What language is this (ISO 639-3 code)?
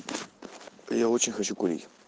rus